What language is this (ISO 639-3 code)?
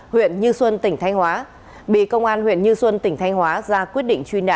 vie